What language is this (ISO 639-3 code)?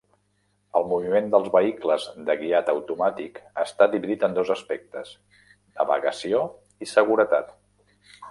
cat